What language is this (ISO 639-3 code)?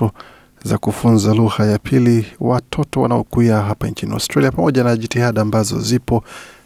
swa